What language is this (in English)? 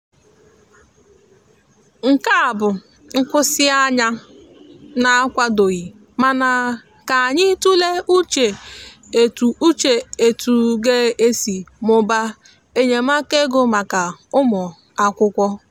Igbo